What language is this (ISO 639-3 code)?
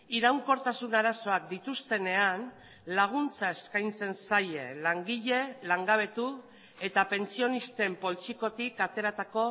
eus